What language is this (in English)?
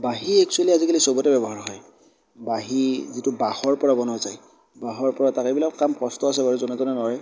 Assamese